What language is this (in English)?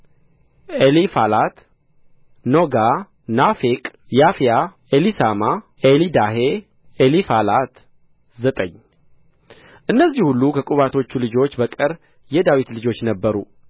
Amharic